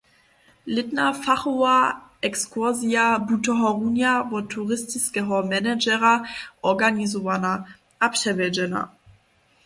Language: Upper Sorbian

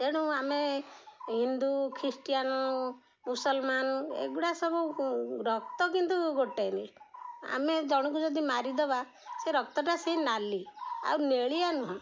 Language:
Odia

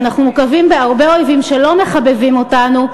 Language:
Hebrew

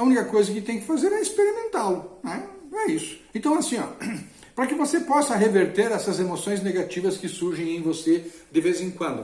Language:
Portuguese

